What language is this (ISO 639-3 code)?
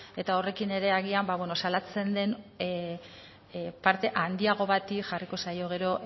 eus